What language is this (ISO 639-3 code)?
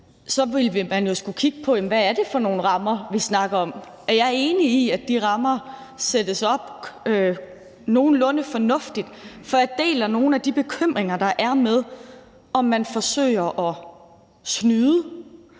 dan